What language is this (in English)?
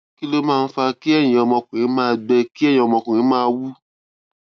Yoruba